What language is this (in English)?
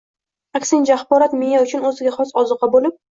Uzbek